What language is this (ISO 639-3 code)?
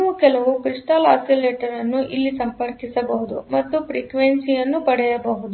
kan